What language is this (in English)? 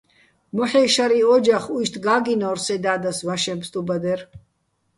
Bats